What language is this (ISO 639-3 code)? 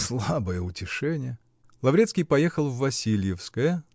rus